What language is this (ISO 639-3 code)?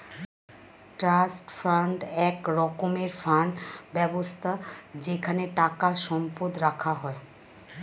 ben